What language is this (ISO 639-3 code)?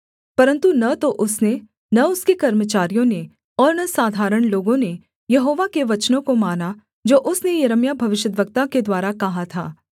hin